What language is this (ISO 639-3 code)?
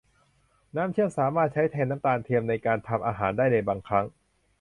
tha